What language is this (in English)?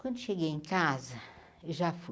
Portuguese